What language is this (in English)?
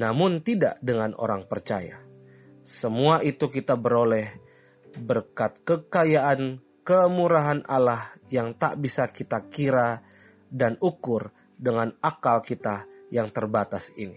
Indonesian